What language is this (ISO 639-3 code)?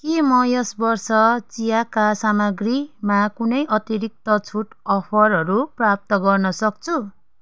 nep